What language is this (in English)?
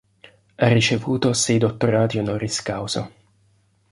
Italian